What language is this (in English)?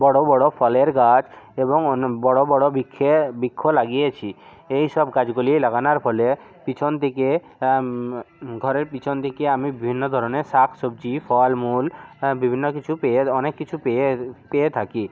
Bangla